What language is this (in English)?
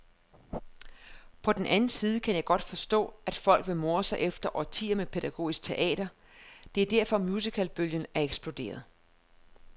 Danish